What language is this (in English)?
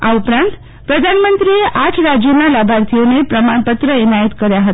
Gujarati